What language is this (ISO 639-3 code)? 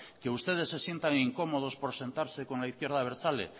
spa